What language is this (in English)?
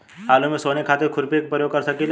Bhojpuri